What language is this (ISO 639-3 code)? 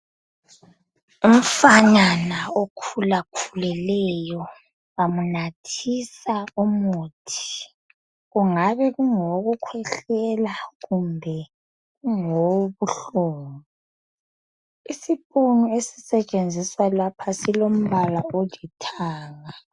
nde